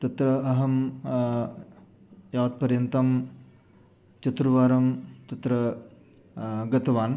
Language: Sanskrit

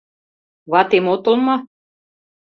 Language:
Mari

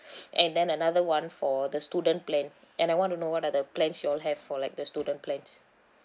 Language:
English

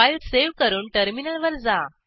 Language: Marathi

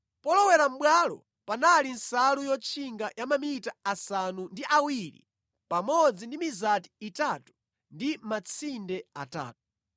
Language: Nyanja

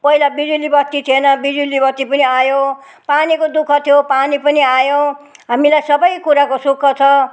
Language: Nepali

